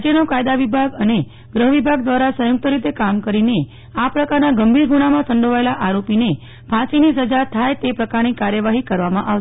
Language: Gujarati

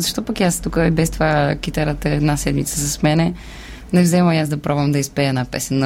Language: Bulgarian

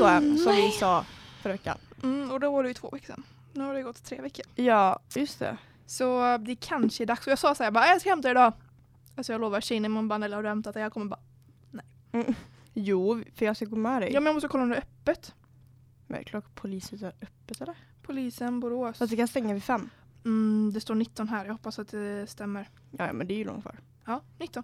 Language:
Swedish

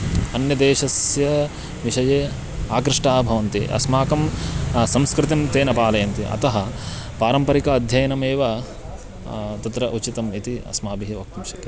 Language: Sanskrit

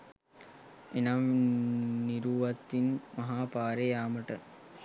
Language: Sinhala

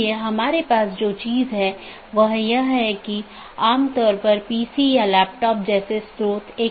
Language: Hindi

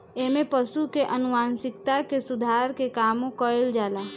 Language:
Bhojpuri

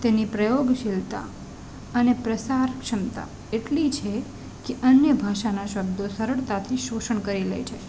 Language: Gujarati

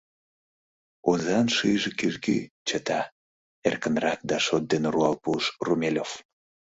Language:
Mari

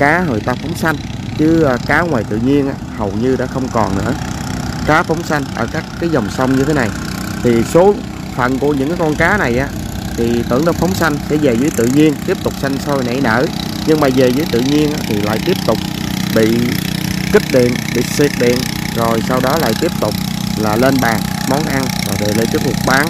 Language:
Vietnamese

